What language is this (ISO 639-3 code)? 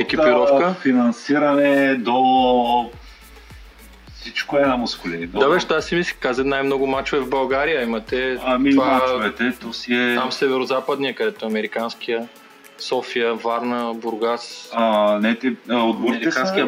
bul